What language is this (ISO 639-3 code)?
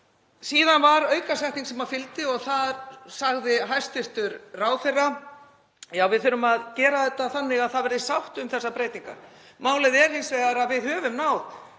isl